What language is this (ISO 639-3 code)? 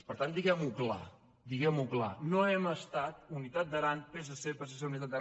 cat